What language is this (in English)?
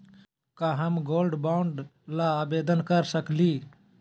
Magahi